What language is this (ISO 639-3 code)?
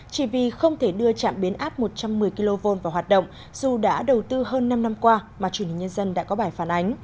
vie